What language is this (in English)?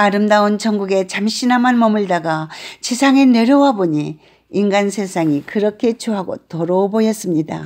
Korean